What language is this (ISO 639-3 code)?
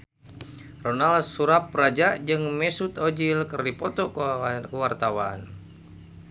sun